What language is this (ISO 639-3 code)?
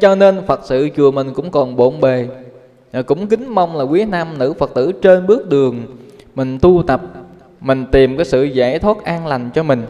vie